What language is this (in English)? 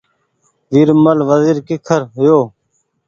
Goaria